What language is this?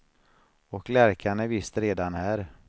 Swedish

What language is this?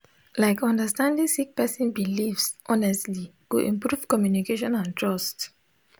Nigerian Pidgin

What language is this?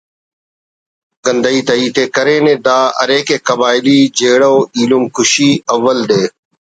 Brahui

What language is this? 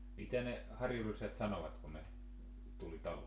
Finnish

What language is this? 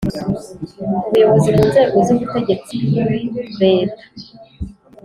Kinyarwanda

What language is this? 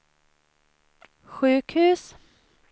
Swedish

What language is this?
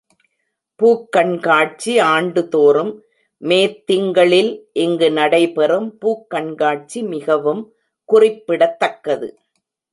Tamil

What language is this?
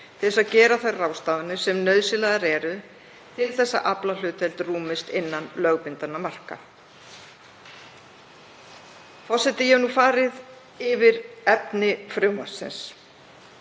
Icelandic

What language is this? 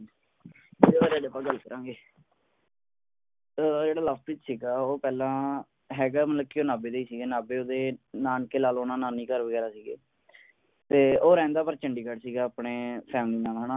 Punjabi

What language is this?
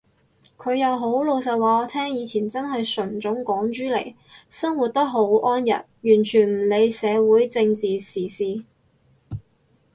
Cantonese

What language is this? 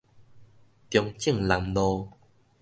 Min Nan Chinese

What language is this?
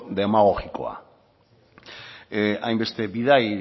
Basque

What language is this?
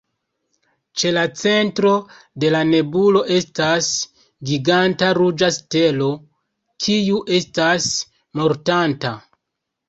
Esperanto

